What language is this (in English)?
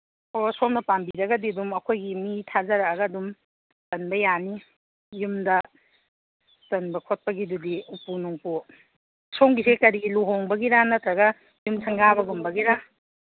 Manipuri